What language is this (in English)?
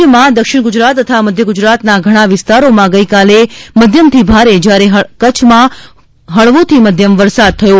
Gujarati